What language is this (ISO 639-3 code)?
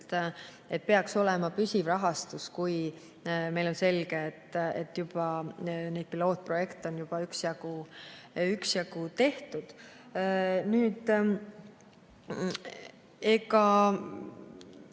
est